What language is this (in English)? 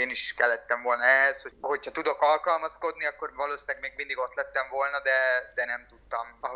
Hungarian